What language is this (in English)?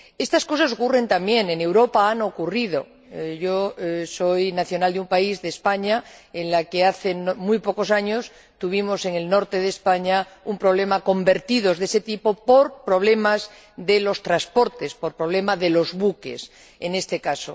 Spanish